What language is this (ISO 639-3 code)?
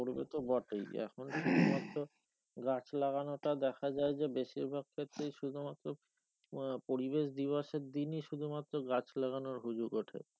ben